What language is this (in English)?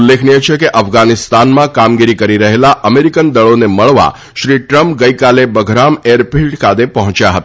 Gujarati